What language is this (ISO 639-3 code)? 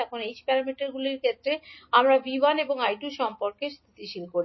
ben